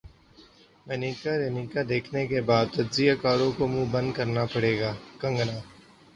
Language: Urdu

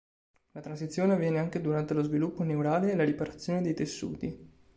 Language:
Italian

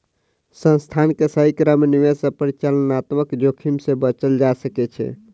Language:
Maithili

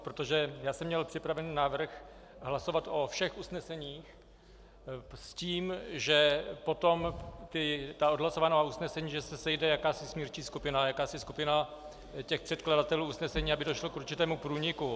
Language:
Czech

